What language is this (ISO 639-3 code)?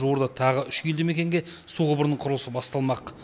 kaz